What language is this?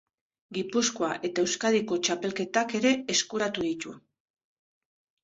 Basque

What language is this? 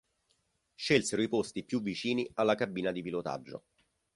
Italian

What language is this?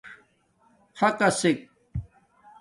Domaaki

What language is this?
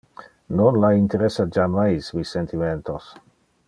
Interlingua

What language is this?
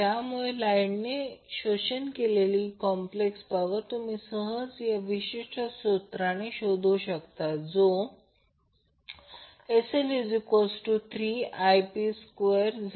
Marathi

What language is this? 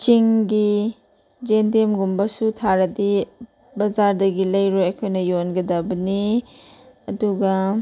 Manipuri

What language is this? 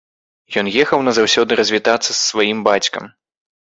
Belarusian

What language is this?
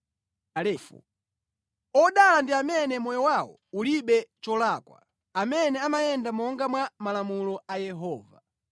Nyanja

